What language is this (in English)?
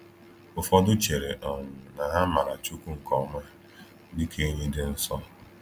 Igbo